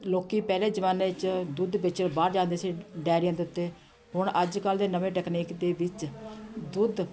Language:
Punjabi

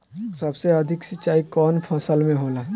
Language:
Bhojpuri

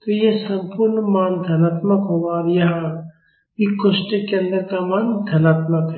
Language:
Hindi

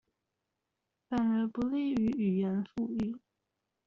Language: Chinese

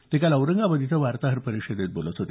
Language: Marathi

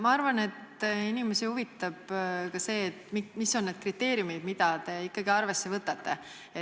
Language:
Estonian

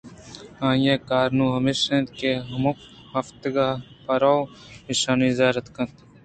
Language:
Eastern Balochi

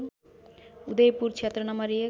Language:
Nepali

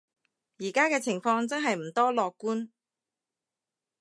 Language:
Cantonese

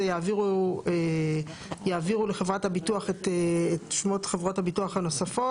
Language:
Hebrew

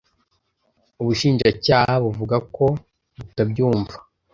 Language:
Kinyarwanda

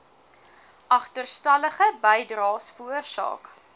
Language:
Afrikaans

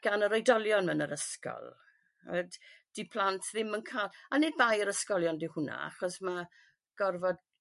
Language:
Welsh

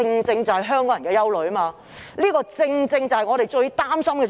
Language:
Cantonese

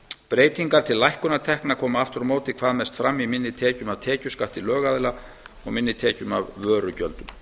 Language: Icelandic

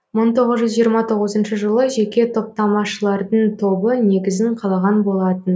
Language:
Kazakh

